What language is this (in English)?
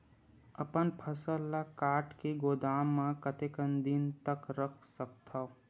Chhattisgarhi